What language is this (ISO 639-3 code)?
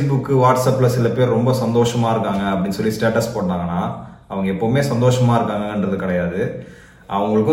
tam